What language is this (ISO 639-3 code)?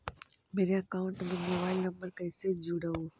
mag